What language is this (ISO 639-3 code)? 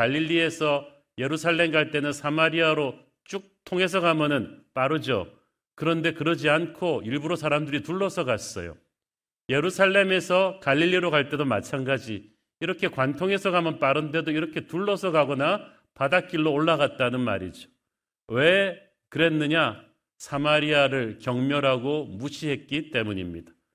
kor